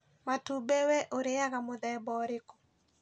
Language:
Kikuyu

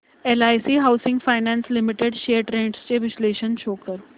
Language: Marathi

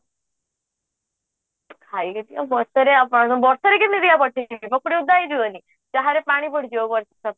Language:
Odia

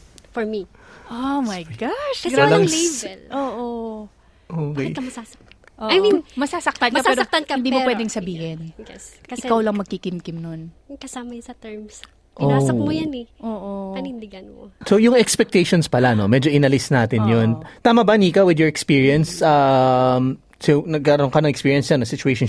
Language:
Filipino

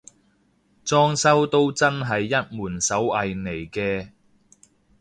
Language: Cantonese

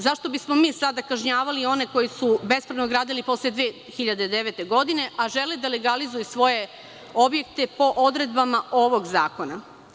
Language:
Serbian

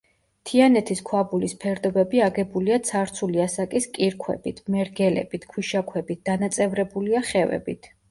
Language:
Georgian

